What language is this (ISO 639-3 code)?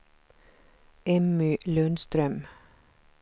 swe